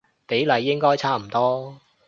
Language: Cantonese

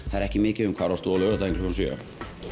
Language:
Icelandic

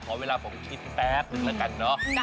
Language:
Thai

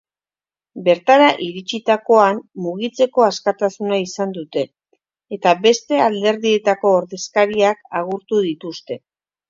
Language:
Basque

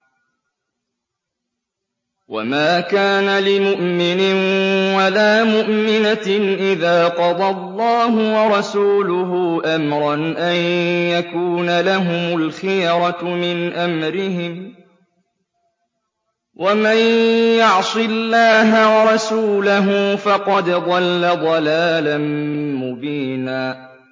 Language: Arabic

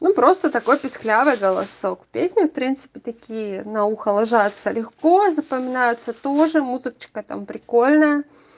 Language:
Russian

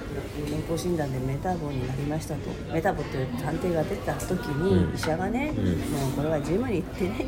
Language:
Japanese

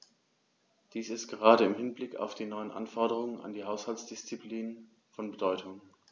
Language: German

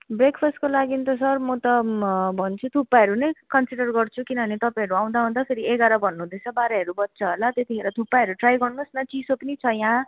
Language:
Nepali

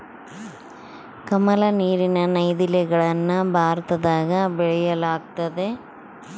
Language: Kannada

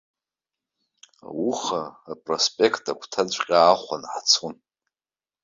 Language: Abkhazian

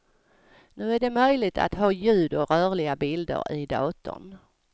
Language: Swedish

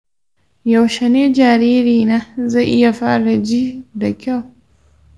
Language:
Hausa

